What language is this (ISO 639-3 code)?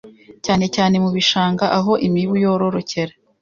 kin